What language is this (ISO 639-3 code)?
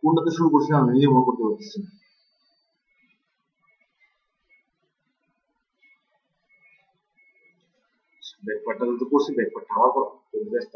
ben